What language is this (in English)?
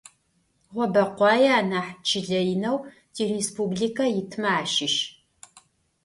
Adyghe